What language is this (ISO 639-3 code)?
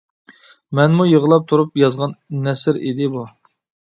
uig